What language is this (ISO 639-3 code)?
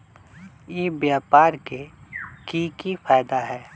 mag